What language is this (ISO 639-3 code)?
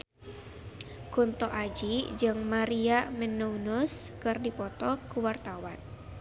sun